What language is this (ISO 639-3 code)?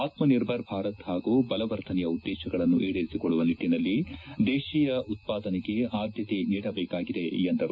kan